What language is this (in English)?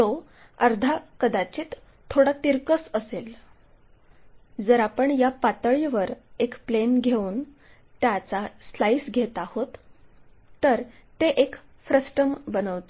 Marathi